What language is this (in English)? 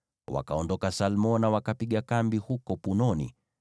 Swahili